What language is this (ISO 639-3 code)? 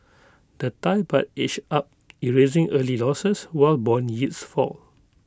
eng